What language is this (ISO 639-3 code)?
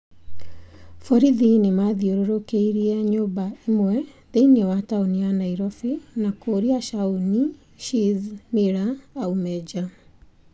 kik